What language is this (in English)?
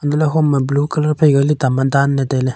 Wancho Naga